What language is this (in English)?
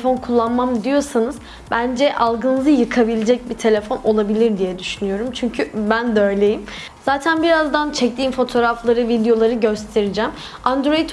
Turkish